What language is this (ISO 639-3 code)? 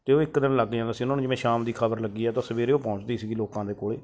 pan